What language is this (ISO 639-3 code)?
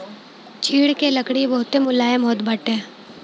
bho